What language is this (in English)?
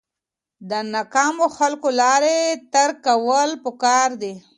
Pashto